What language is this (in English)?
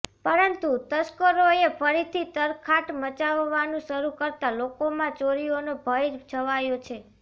Gujarati